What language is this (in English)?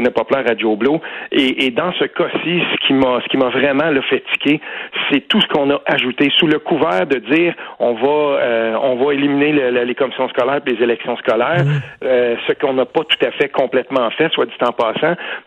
French